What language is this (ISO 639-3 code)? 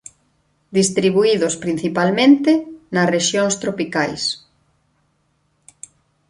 glg